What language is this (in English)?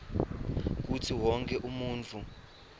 Swati